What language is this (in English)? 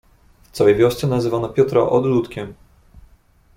Polish